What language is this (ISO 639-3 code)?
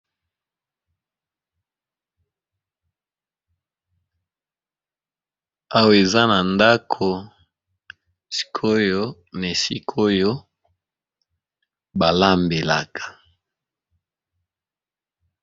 lin